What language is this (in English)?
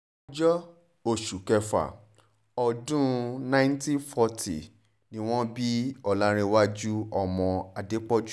Yoruba